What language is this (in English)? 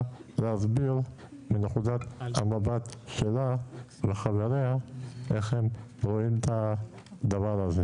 Hebrew